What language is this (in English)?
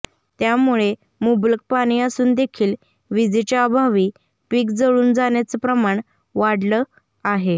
Marathi